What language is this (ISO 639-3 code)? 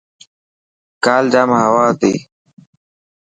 mki